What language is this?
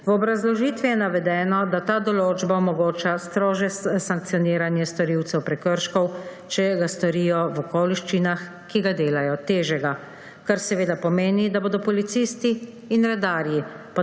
Slovenian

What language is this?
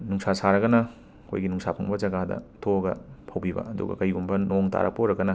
Manipuri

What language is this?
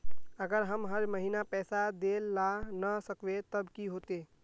Magahi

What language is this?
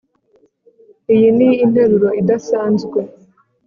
Kinyarwanda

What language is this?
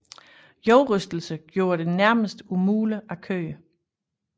Danish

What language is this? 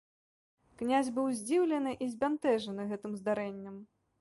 Belarusian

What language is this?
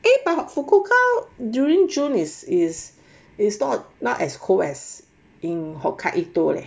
English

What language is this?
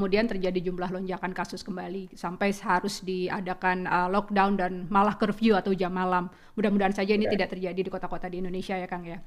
Indonesian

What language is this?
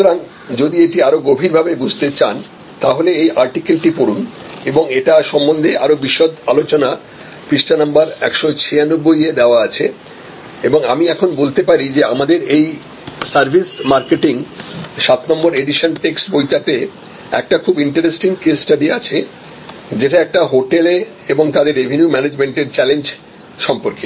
Bangla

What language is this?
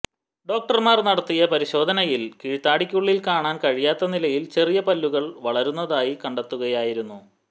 Malayalam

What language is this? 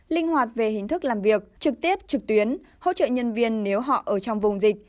Vietnamese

